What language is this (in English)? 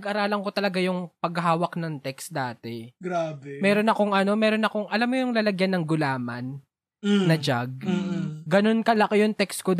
Filipino